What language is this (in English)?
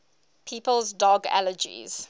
English